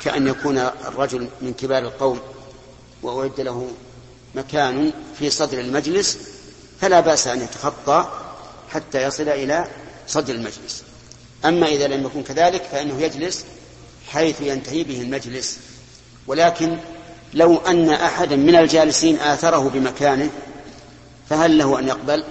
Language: Arabic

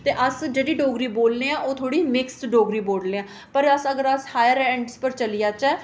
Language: Dogri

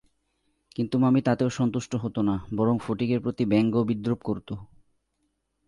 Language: Bangla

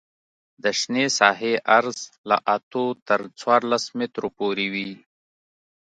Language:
Pashto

